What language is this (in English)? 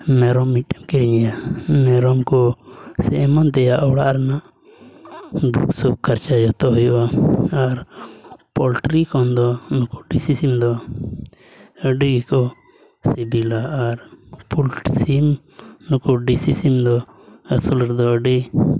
Santali